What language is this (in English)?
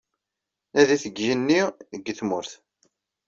Kabyle